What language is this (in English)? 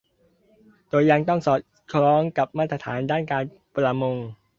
Thai